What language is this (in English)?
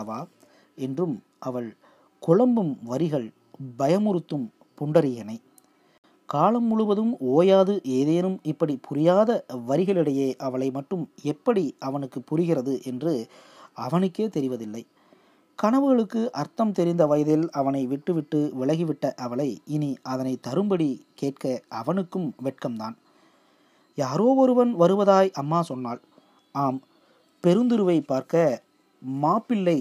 Tamil